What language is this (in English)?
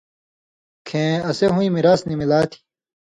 Indus Kohistani